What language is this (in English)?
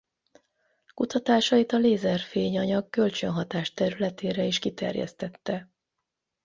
Hungarian